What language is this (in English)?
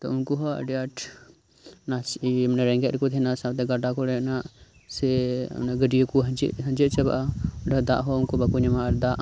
Santali